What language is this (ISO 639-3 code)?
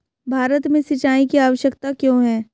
hin